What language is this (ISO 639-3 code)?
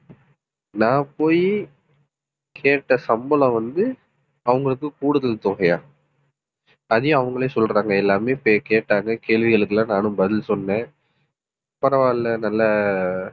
tam